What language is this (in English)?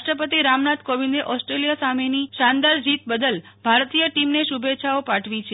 Gujarati